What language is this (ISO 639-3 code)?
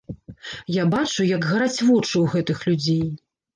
bel